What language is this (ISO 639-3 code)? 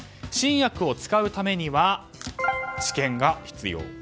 jpn